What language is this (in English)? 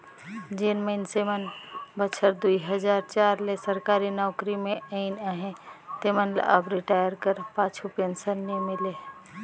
Chhattisgarhi